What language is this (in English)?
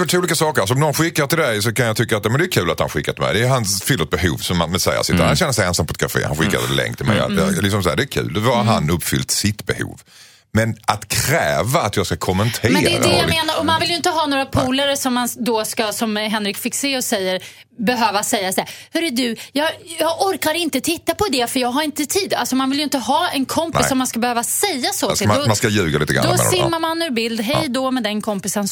Swedish